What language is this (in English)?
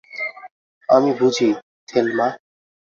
Bangla